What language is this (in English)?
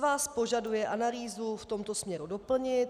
Czech